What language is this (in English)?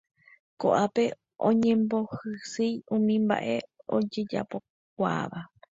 Guarani